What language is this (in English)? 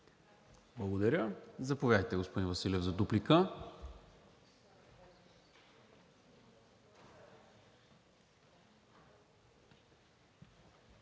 Bulgarian